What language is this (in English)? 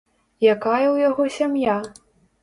Belarusian